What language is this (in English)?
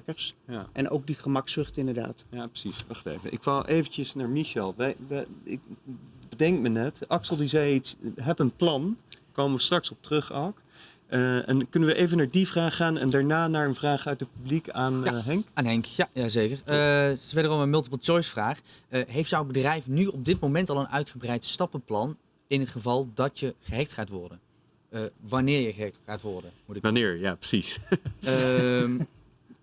Dutch